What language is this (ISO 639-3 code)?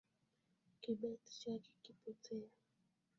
swa